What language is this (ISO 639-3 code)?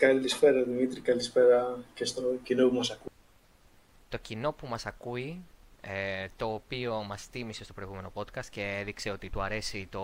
ell